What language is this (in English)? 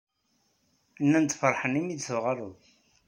Kabyle